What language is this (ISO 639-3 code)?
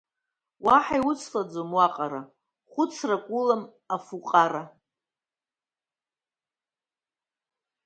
abk